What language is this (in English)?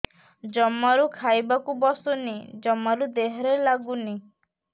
Odia